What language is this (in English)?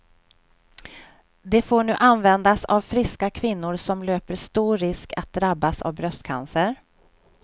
Swedish